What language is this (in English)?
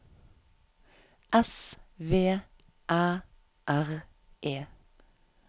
Norwegian